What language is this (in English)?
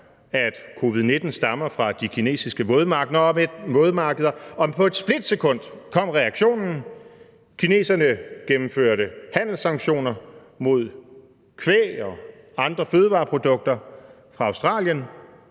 Danish